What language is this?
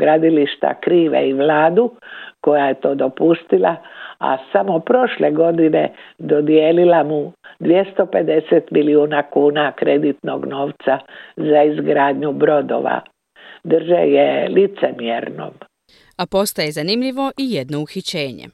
Croatian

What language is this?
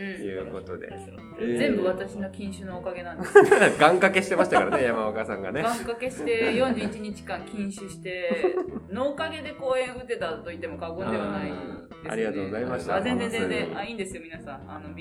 Japanese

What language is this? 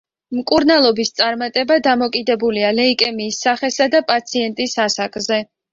Georgian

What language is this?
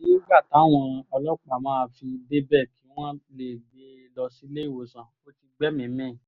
Yoruba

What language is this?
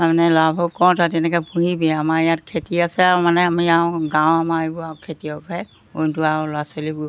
Assamese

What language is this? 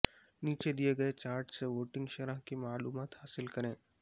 Urdu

